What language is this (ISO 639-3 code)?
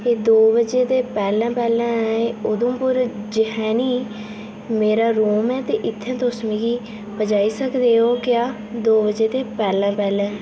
doi